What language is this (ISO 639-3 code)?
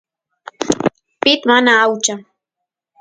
qus